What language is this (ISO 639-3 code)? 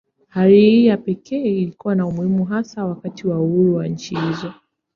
swa